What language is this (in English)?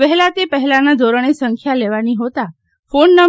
Gujarati